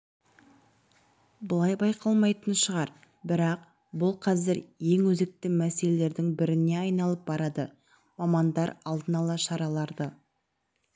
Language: Kazakh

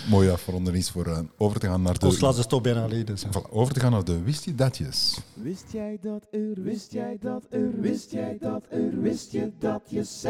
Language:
Dutch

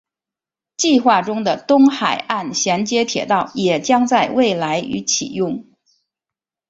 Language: Chinese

